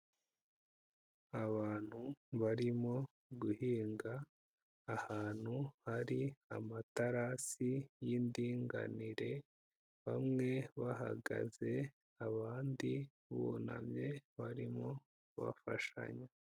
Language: Kinyarwanda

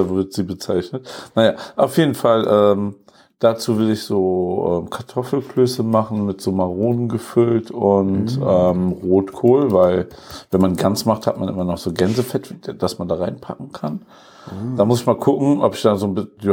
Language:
German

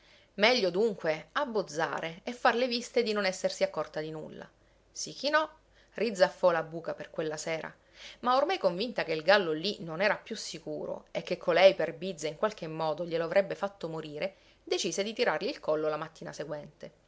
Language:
Italian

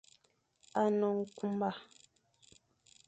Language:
Fang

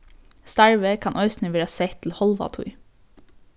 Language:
Faroese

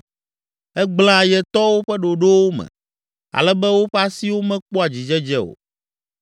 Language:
Ewe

